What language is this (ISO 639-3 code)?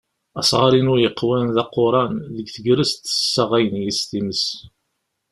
kab